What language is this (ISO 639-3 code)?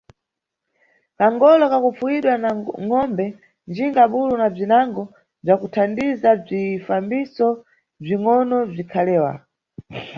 nyu